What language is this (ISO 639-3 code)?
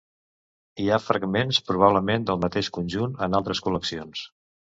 cat